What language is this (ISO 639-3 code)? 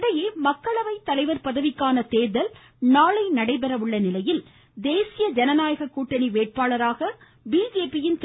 tam